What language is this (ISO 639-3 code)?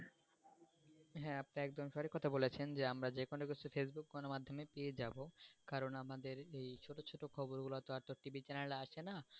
ben